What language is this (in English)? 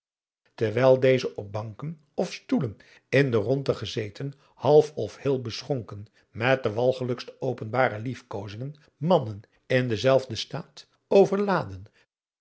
Dutch